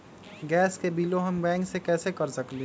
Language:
Magahi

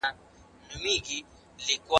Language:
Pashto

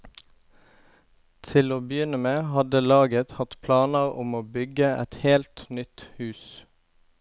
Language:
Norwegian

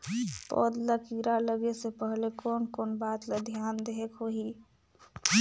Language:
Chhattisgarhi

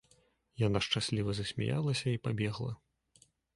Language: Belarusian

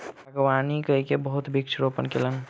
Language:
Maithili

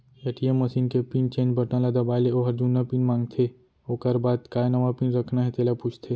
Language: Chhattisgarhi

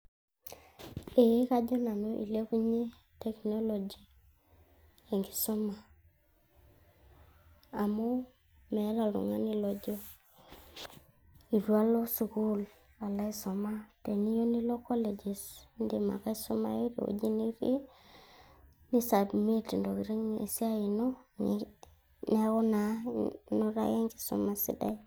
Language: Masai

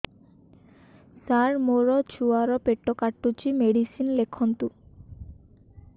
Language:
Odia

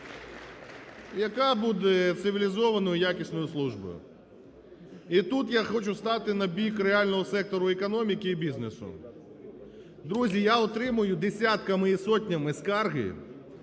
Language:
Ukrainian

